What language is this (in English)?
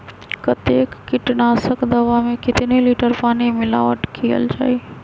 Magahi